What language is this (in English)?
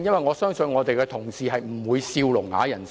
Cantonese